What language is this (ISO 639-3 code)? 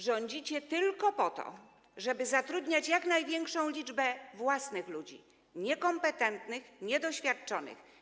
pol